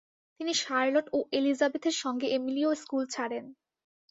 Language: Bangla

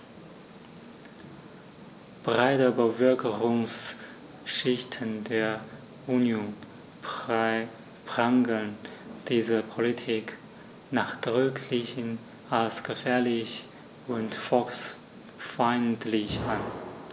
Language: German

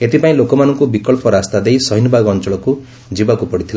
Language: Odia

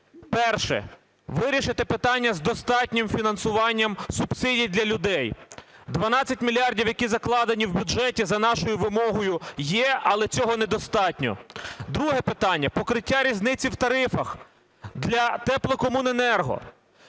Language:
Ukrainian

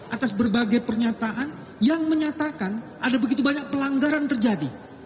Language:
Indonesian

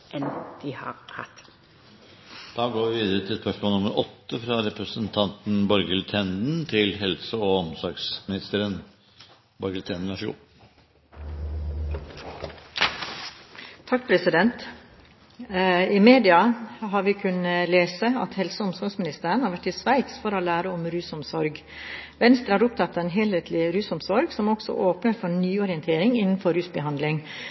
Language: Norwegian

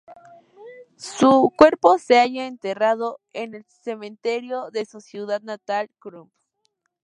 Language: Spanish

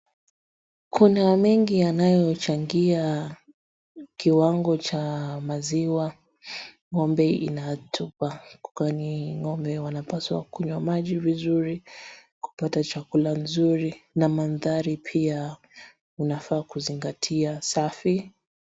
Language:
Swahili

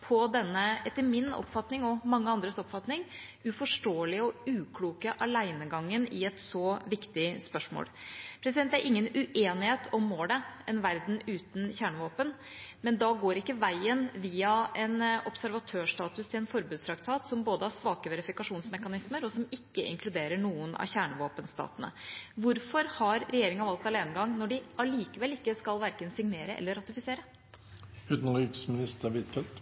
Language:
Norwegian Bokmål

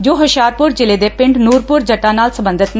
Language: Punjabi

